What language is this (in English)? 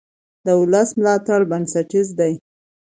Pashto